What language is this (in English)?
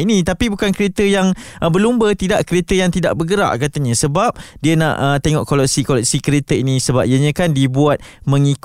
Malay